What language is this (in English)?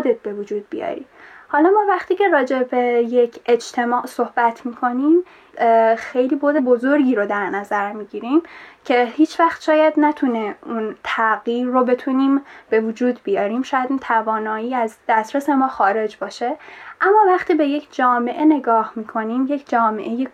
Persian